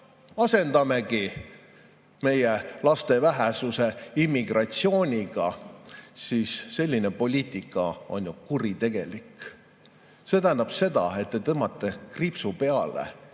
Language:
Estonian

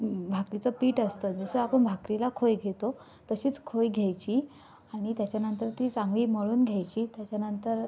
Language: Marathi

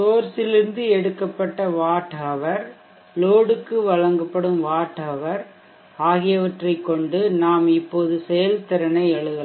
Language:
Tamil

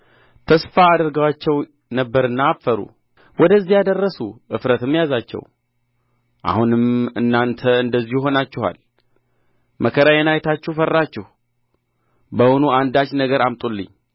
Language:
Amharic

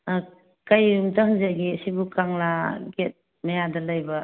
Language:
Manipuri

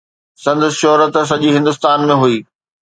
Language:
Sindhi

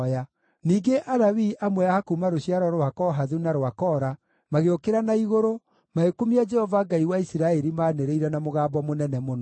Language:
Kikuyu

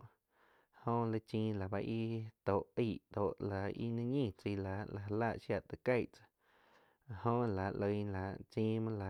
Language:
Quiotepec Chinantec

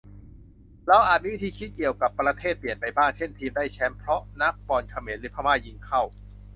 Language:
Thai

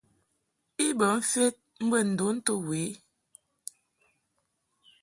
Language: Mungaka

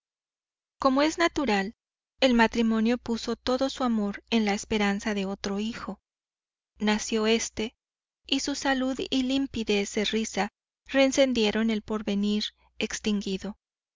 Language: Spanish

